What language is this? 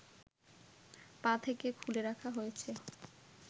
Bangla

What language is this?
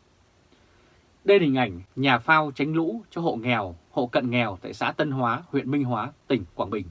Vietnamese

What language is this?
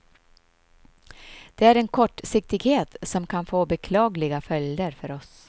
Swedish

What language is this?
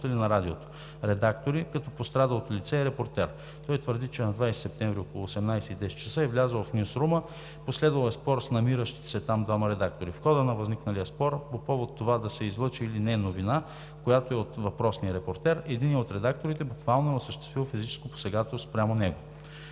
Bulgarian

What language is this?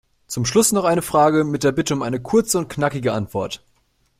German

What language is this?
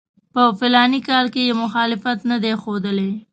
Pashto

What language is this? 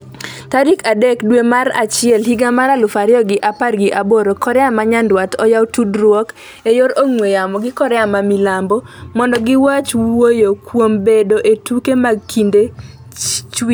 Luo (Kenya and Tanzania)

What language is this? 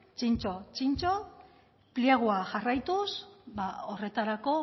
Basque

